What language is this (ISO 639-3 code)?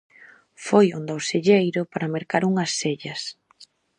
glg